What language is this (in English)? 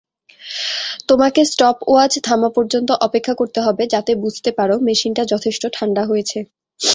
Bangla